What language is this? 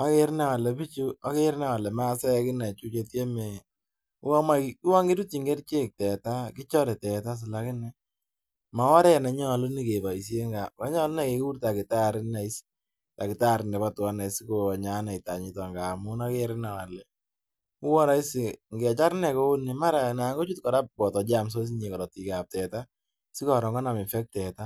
Kalenjin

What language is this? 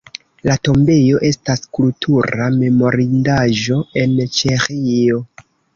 Esperanto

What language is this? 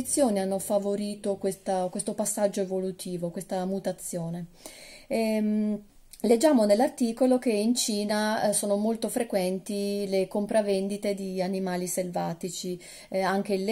Italian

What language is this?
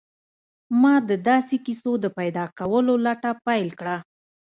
Pashto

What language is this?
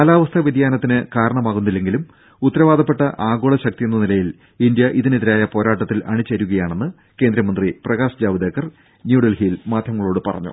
Malayalam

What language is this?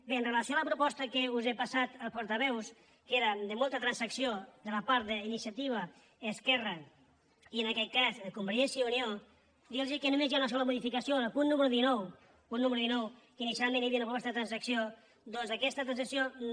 Catalan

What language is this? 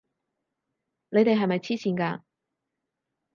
Cantonese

